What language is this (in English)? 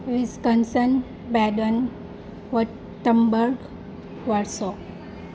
Urdu